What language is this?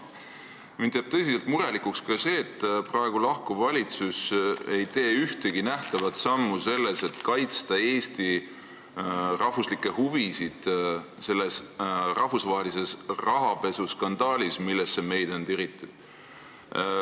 Estonian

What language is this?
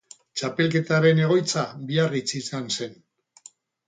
Basque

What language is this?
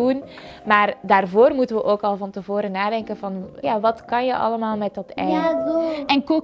Dutch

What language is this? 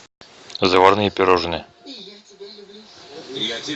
Russian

